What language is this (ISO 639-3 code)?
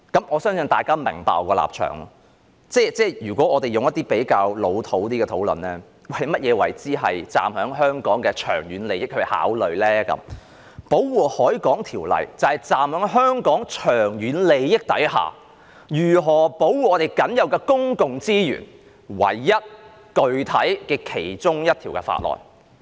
yue